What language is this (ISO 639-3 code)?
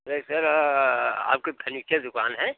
hin